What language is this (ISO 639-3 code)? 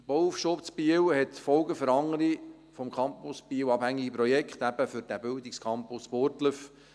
gsw